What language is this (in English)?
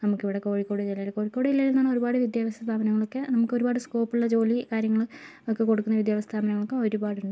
Malayalam